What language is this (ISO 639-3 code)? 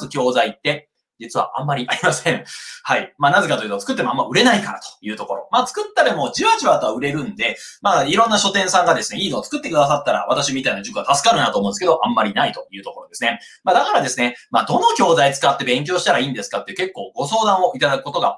jpn